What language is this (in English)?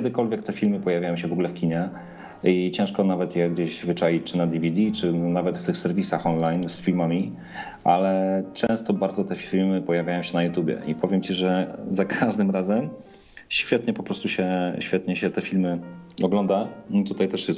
Polish